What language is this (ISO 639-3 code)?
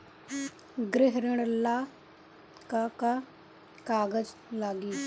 bho